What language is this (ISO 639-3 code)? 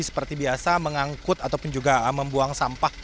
ind